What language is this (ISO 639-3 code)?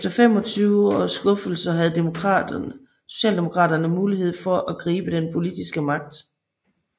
dan